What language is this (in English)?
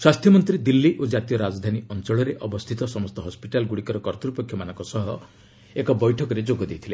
Odia